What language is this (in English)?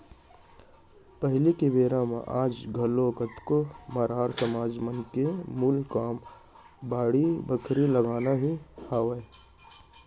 Chhattisgarhi